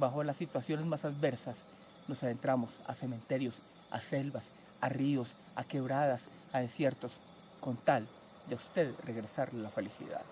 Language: Spanish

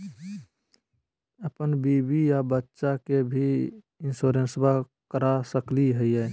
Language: Magahi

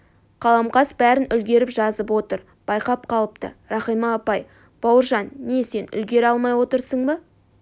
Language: Kazakh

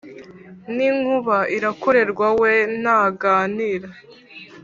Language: Kinyarwanda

